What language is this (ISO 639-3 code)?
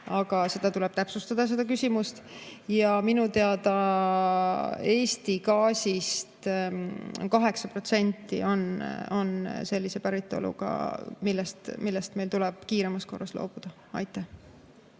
est